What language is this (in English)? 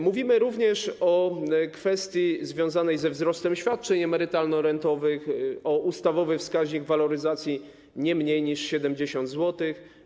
Polish